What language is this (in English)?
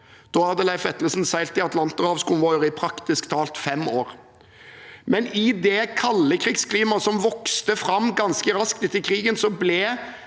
Norwegian